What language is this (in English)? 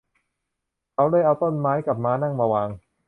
Thai